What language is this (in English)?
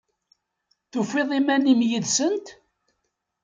Kabyle